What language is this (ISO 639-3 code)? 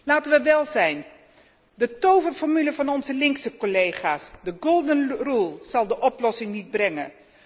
nld